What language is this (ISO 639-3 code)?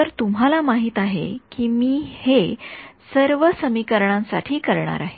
mar